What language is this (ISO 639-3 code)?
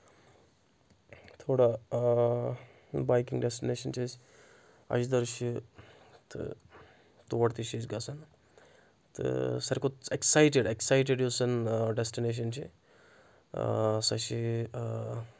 kas